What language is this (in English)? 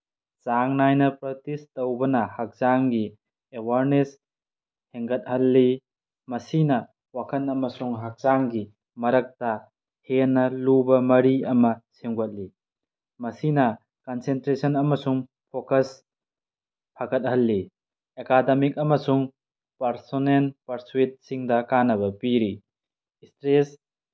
Manipuri